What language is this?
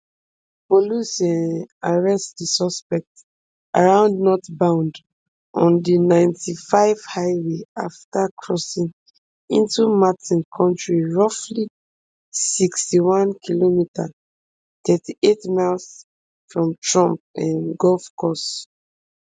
Nigerian Pidgin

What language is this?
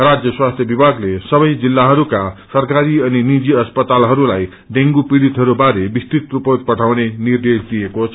Nepali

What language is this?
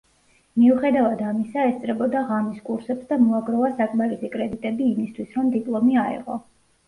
Georgian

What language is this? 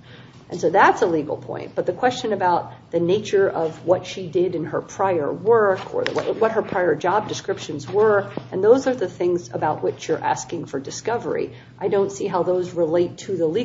English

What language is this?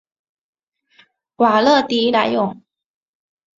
Chinese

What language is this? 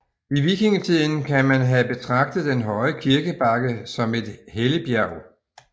Danish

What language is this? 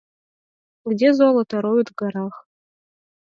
Mari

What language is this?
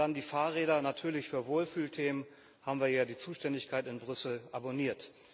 German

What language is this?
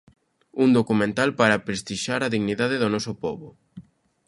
Galician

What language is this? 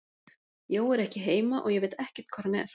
Icelandic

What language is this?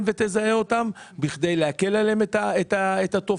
Hebrew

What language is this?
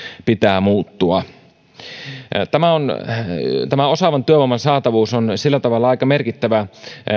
Finnish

